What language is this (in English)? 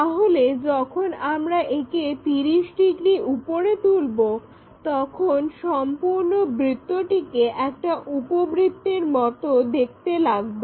Bangla